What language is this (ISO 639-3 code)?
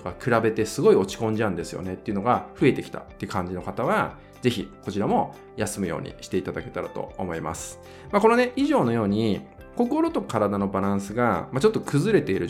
jpn